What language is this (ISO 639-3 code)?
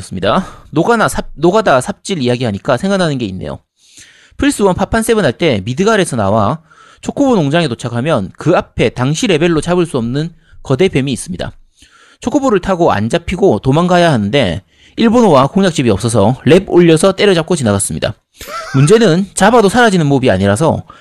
kor